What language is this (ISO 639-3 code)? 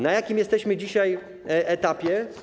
pol